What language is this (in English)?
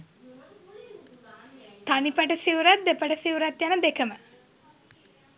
Sinhala